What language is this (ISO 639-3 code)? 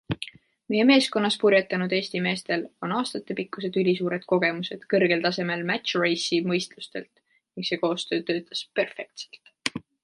est